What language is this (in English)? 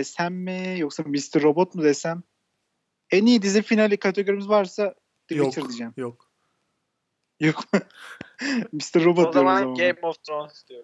Turkish